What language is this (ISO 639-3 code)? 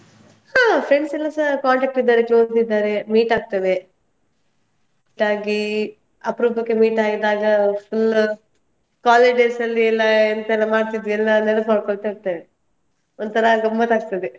kan